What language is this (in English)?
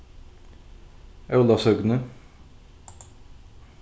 Faroese